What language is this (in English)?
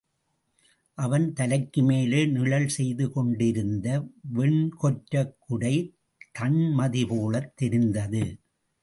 Tamil